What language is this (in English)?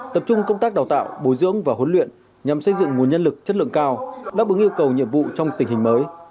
Vietnamese